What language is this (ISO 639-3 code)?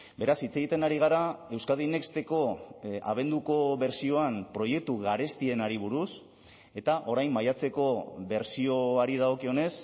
eus